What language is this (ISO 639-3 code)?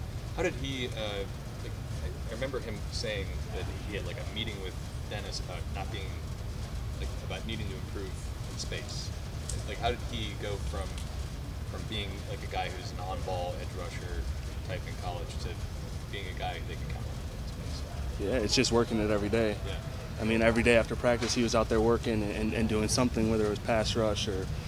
eng